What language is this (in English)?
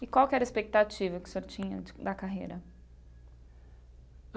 Portuguese